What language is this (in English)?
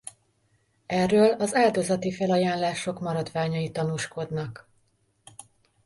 Hungarian